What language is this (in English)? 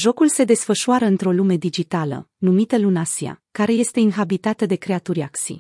Romanian